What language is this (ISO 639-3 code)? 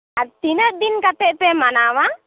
sat